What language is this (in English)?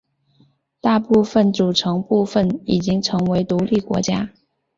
Chinese